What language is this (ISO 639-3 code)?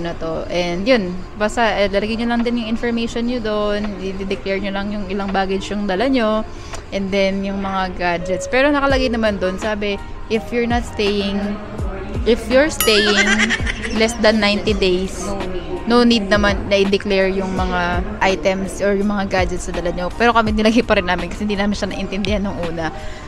fil